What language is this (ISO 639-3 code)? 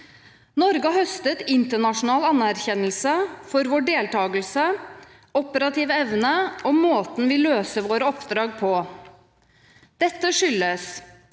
nor